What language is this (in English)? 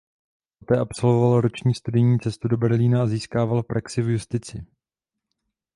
Czech